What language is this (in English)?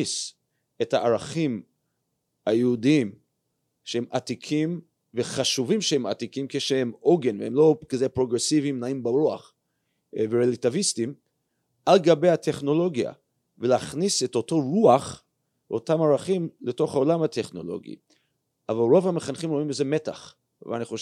Hebrew